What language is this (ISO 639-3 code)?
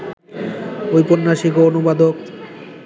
ben